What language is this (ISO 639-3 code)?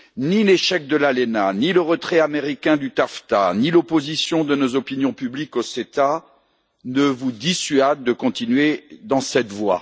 fra